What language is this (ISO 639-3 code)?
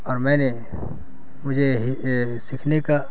urd